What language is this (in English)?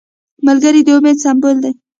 Pashto